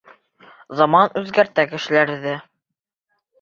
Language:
Bashkir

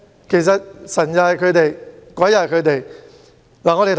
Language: Cantonese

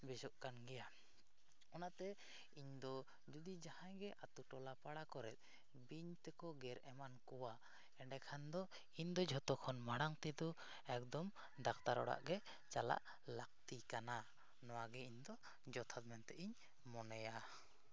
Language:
Santali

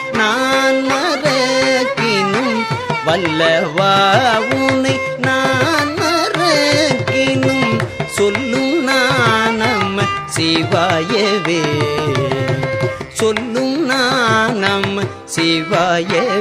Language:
Tamil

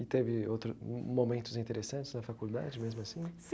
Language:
Portuguese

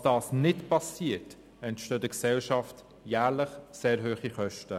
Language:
Swiss German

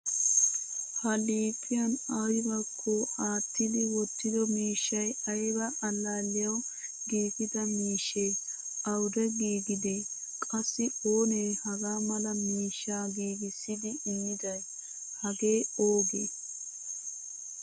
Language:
Wolaytta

